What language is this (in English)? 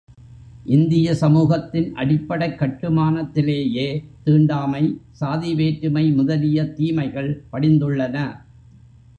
Tamil